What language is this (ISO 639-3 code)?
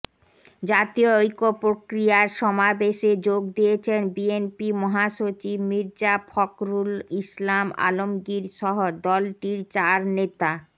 ben